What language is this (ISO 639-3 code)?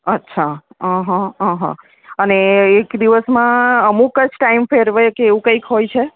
guj